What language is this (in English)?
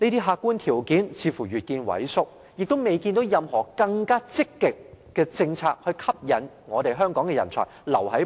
Cantonese